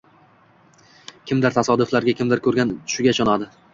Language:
Uzbek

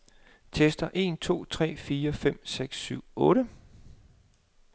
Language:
Danish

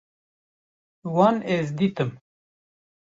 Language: Kurdish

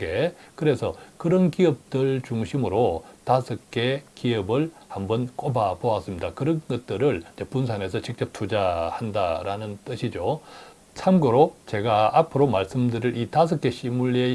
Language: Korean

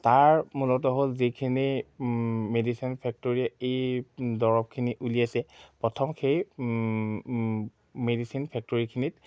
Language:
Assamese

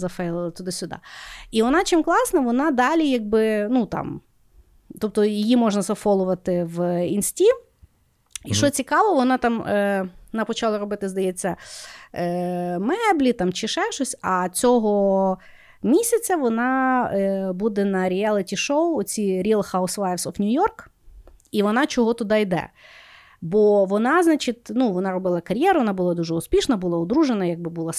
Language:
Ukrainian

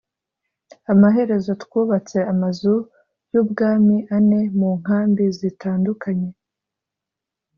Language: Kinyarwanda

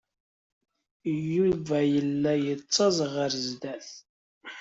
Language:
Kabyle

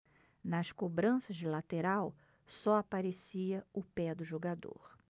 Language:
Portuguese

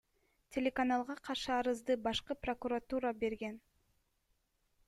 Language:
Kyrgyz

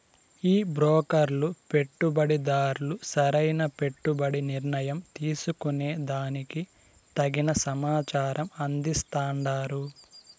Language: Telugu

